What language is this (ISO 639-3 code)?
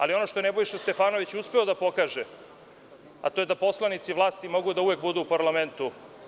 srp